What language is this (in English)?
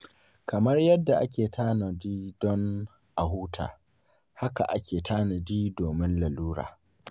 Hausa